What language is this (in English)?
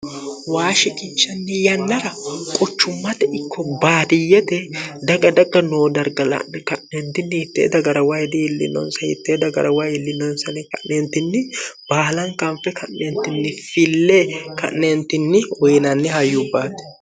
Sidamo